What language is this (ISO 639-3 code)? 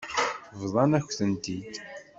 kab